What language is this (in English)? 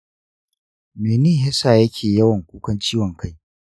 Hausa